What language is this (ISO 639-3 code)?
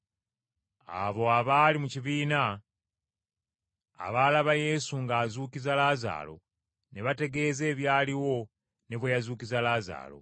lug